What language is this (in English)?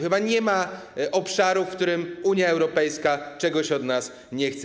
Polish